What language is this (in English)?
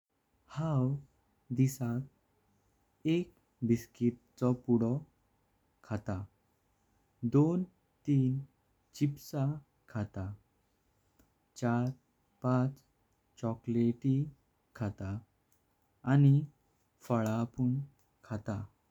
Konkani